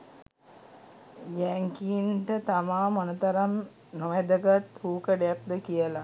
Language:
Sinhala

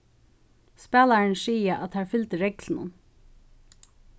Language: Faroese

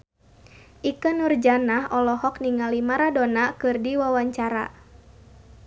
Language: Sundanese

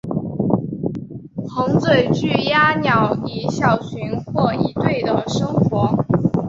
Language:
Chinese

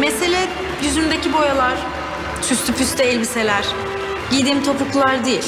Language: Turkish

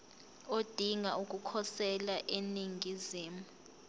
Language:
Zulu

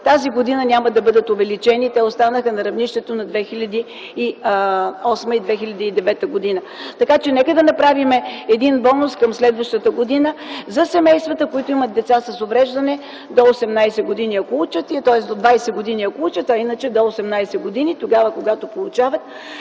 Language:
Bulgarian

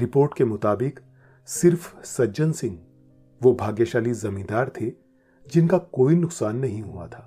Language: Hindi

